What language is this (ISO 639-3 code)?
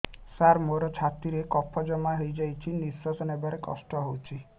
ori